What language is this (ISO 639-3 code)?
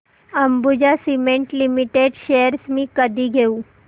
mar